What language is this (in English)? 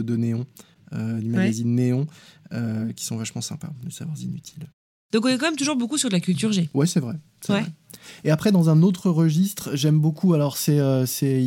French